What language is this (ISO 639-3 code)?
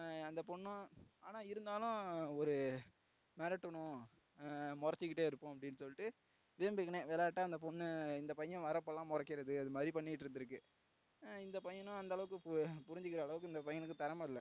tam